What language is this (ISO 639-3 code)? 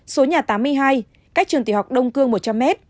vie